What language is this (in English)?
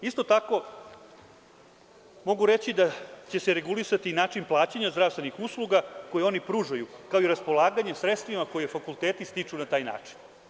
Serbian